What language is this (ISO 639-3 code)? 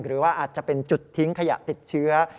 tha